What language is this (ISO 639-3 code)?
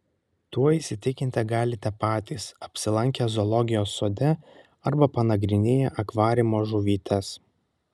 lit